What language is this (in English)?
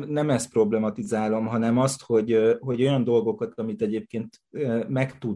Hungarian